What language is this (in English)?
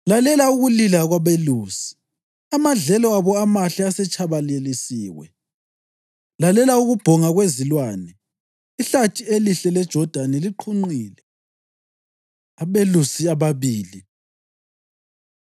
North Ndebele